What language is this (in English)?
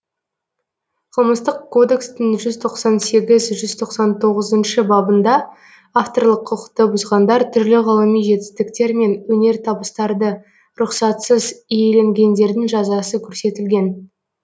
Kazakh